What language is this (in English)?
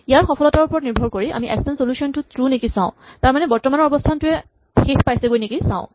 Assamese